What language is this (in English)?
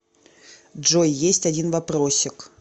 Russian